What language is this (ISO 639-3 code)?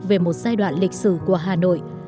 vie